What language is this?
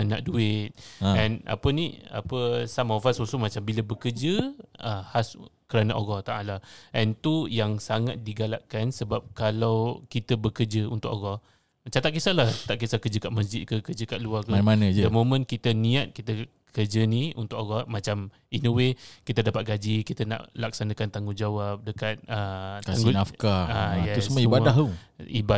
Malay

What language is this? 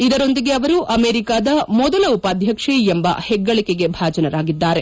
Kannada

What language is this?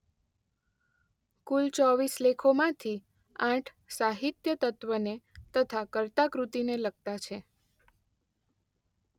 Gujarati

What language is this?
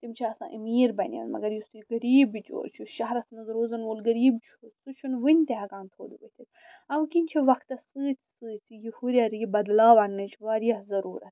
Kashmiri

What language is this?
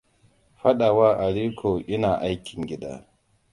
Hausa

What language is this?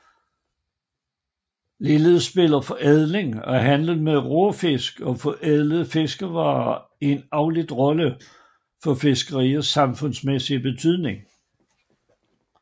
Danish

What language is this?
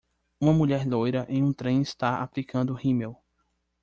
Portuguese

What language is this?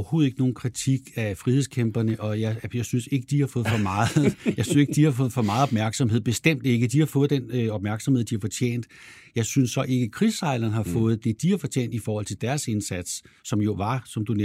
Danish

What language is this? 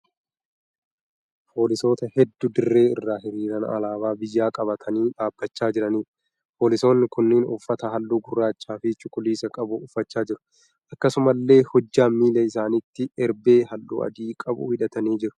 Oromo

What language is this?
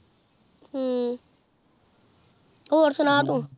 Punjabi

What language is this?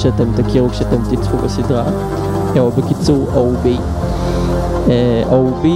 Hebrew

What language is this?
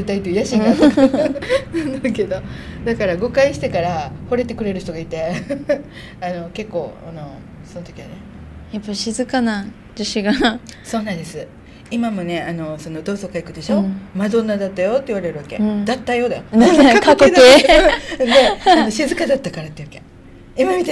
Japanese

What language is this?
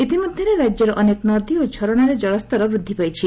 Odia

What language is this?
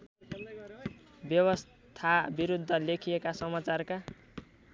Nepali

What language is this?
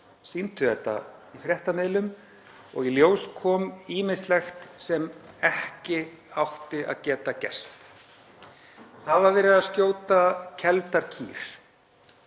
Icelandic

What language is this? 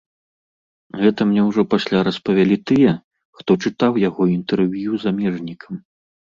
Belarusian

